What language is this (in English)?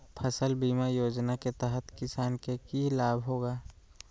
Magahi